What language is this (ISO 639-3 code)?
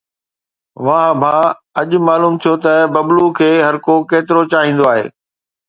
snd